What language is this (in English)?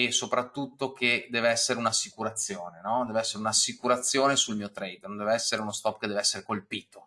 Italian